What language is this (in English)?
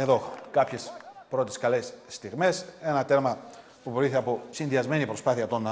Greek